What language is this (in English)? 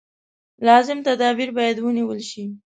Pashto